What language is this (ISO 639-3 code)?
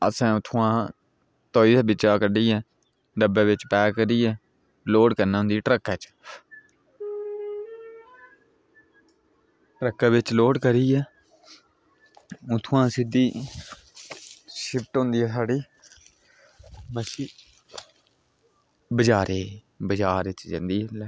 doi